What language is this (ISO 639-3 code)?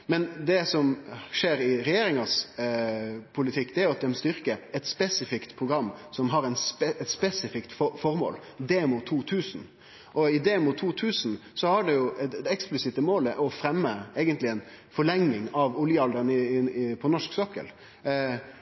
nno